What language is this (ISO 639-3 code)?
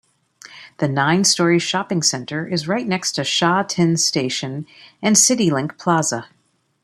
eng